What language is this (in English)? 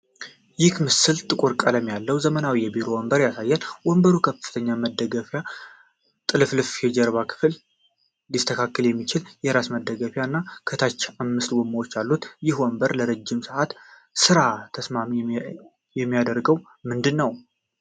Amharic